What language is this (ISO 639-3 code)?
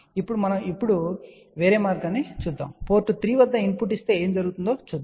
tel